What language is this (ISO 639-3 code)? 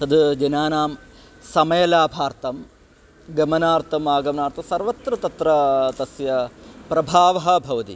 san